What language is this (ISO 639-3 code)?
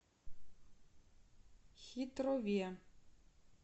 rus